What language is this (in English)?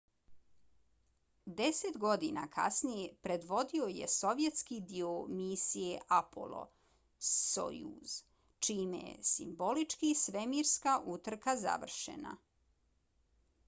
Bosnian